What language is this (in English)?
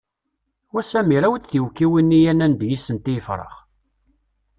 Kabyle